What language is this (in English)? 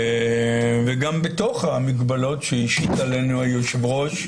Hebrew